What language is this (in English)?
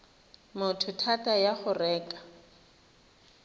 Tswana